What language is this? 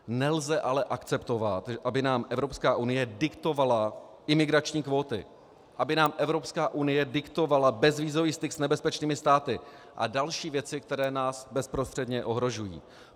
Czech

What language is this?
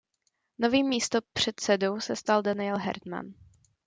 Czech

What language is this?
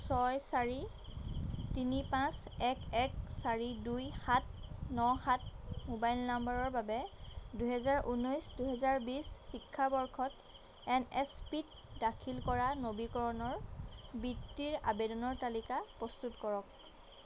Assamese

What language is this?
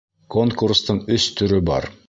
Bashkir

